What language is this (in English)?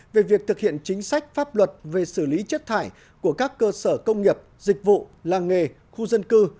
Vietnamese